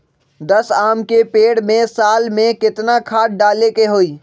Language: Magahi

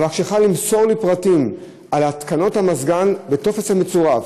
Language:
Hebrew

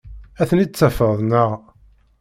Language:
Kabyle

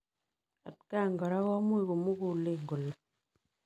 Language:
Kalenjin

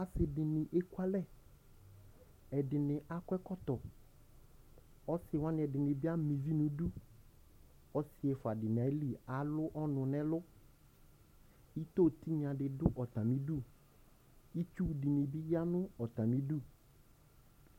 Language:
Ikposo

